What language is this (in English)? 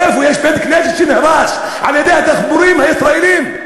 Hebrew